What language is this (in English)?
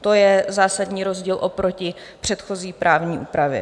Czech